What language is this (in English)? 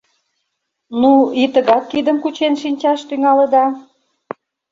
Mari